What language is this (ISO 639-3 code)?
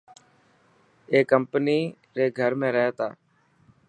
mki